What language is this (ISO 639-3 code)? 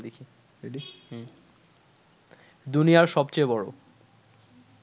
ben